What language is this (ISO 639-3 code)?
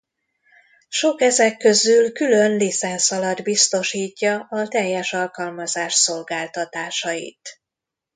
hun